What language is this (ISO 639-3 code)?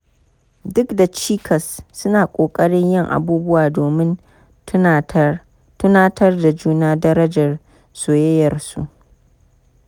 hau